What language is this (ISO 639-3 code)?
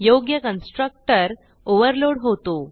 mar